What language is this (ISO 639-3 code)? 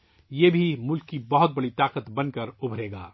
urd